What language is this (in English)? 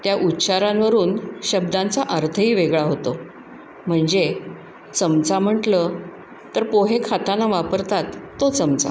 Marathi